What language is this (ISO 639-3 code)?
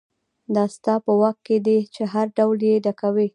pus